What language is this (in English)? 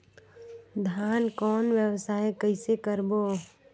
Chhattisgarhi